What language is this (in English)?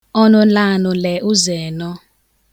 Igbo